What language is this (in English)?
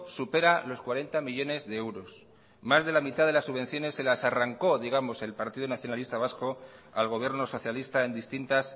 Spanish